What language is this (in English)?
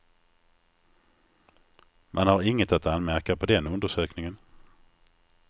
Swedish